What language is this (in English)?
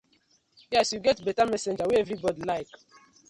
Nigerian Pidgin